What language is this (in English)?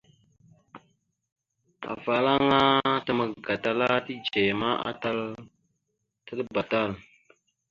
Mada (Cameroon)